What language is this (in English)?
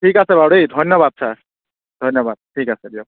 Assamese